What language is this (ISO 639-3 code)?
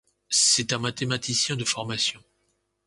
fra